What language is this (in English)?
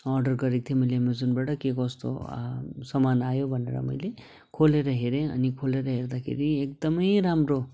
Nepali